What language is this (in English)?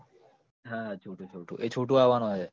Gujarati